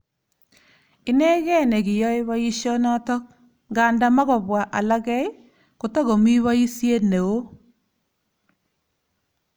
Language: Kalenjin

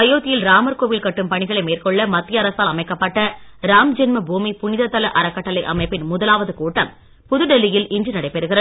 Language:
Tamil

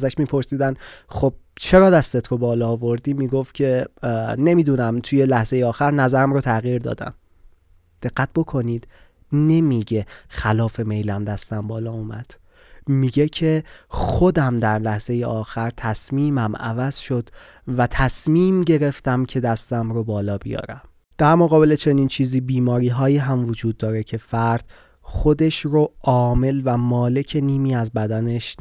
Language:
Persian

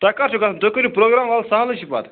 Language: Kashmiri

